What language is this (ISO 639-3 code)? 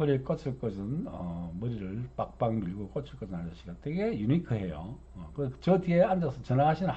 kor